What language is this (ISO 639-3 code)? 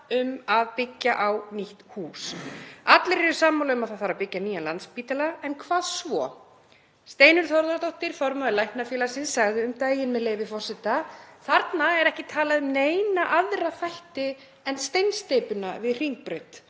isl